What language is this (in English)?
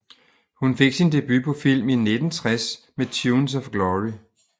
Danish